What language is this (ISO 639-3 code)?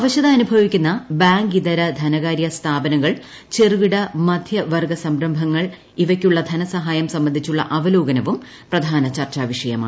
mal